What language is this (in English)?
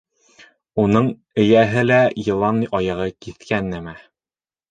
Bashkir